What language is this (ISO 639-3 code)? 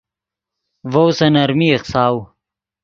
ydg